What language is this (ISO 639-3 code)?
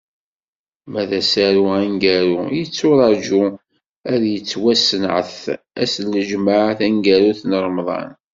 kab